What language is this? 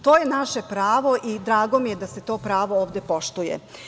Serbian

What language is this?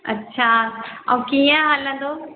Sindhi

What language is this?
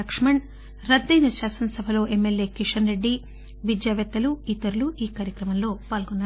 Telugu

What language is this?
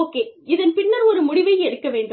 Tamil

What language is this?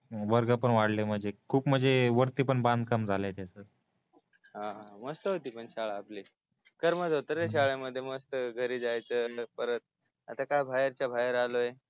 Marathi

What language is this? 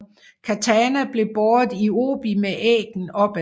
Danish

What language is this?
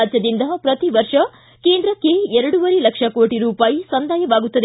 Kannada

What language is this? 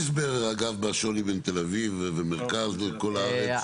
Hebrew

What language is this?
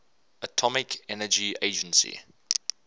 English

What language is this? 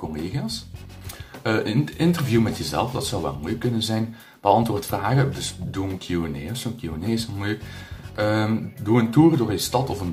Dutch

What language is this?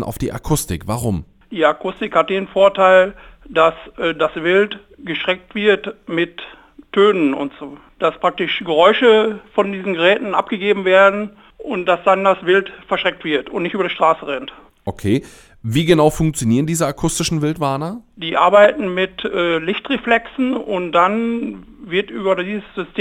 German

